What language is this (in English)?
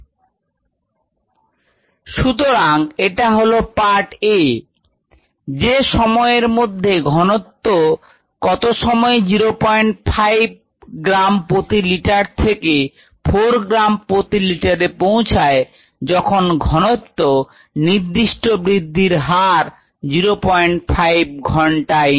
Bangla